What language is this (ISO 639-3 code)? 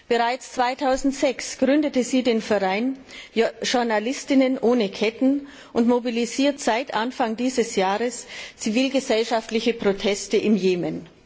deu